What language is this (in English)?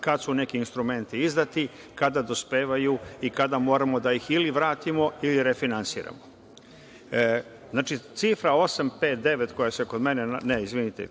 Serbian